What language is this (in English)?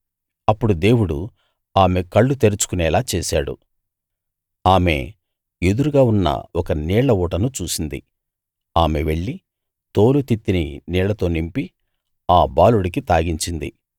Telugu